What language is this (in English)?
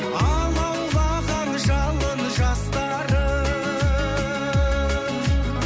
Kazakh